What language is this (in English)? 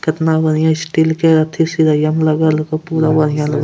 Angika